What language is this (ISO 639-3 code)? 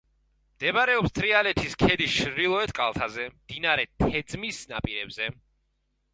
kat